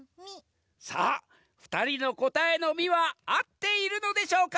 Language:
Japanese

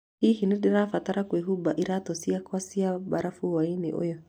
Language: Kikuyu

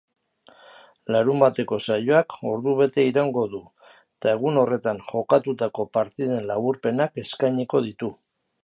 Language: Basque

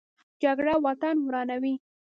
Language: Pashto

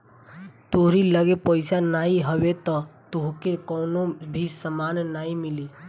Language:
Bhojpuri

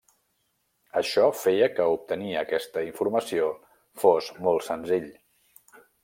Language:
Catalan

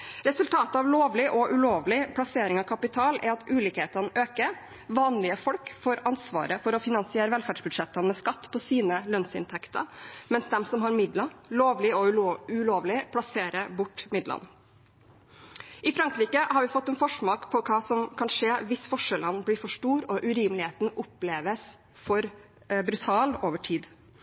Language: Norwegian Bokmål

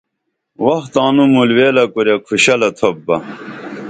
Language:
Dameli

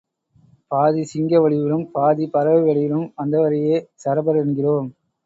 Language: Tamil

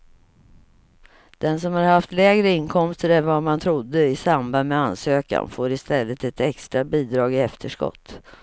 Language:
Swedish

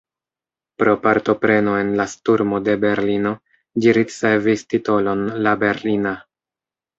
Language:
Esperanto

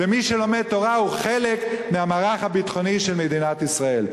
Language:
Hebrew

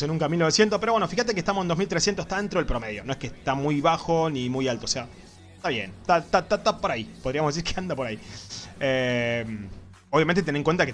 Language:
Spanish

